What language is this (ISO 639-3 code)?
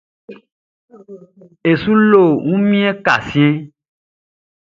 bci